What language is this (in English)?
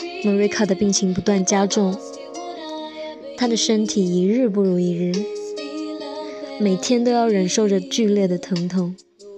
Chinese